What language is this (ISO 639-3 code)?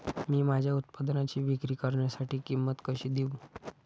mar